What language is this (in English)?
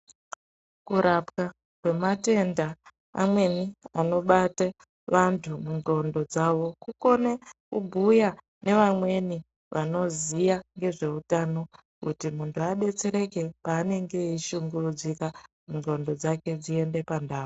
Ndau